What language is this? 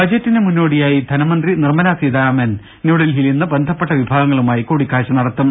Malayalam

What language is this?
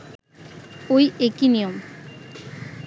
Bangla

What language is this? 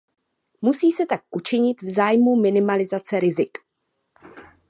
Czech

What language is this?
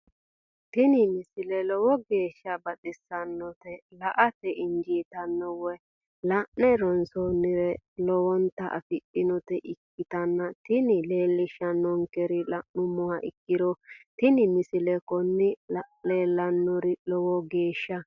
Sidamo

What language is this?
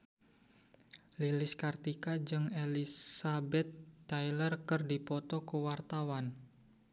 Sundanese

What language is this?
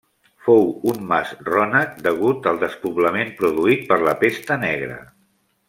Catalan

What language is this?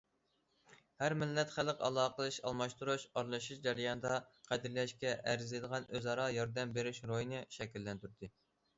Uyghur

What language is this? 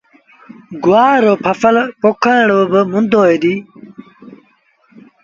Sindhi Bhil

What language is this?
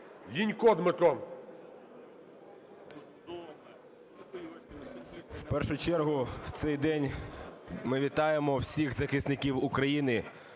Ukrainian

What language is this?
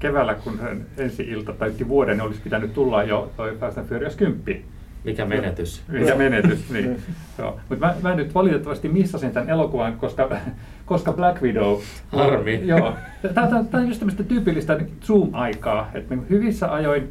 Finnish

